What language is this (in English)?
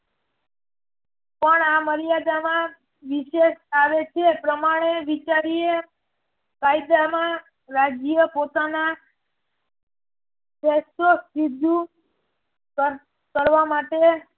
Gujarati